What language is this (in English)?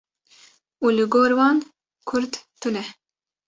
Kurdish